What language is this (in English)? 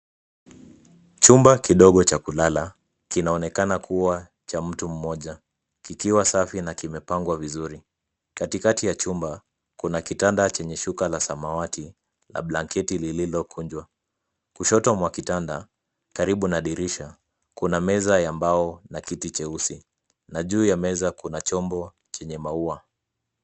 Swahili